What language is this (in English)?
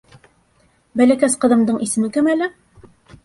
Bashkir